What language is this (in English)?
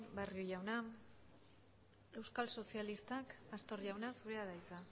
Basque